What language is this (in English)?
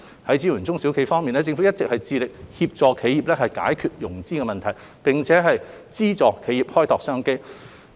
Cantonese